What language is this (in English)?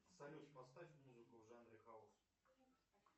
Russian